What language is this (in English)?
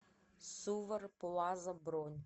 Russian